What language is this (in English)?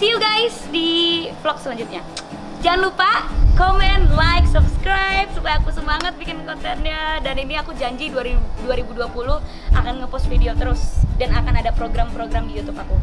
Indonesian